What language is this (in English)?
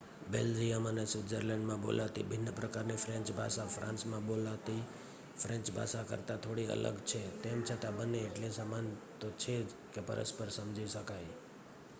Gujarati